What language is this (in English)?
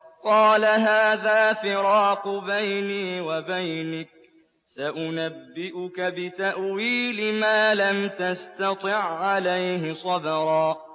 Arabic